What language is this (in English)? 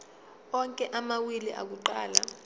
Zulu